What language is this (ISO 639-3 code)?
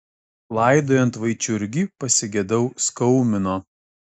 lit